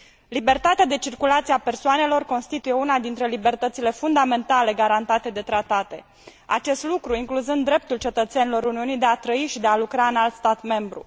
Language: Romanian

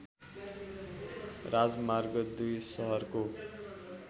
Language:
Nepali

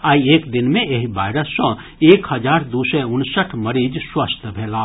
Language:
Maithili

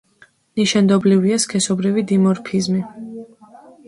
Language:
Georgian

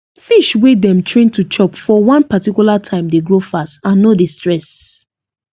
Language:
Nigerian Pidgin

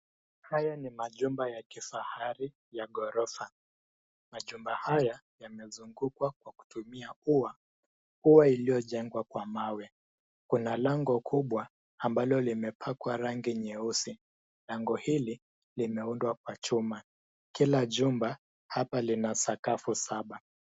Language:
Swahili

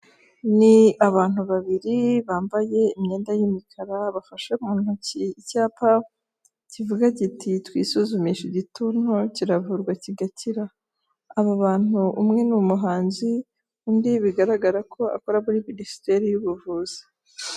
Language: Kinyarwanda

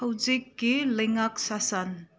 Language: Manipuri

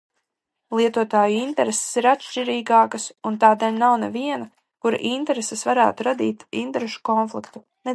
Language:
Latvian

